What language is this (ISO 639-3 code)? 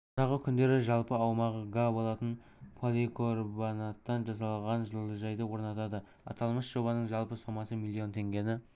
kaz